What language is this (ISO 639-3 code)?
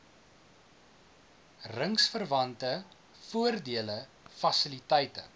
afr